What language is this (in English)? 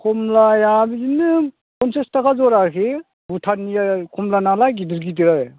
Bodo